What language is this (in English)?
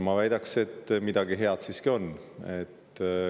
Estonian